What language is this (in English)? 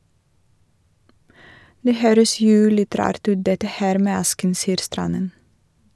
Norwegian